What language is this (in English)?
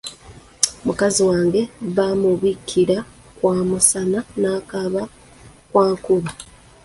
Ganda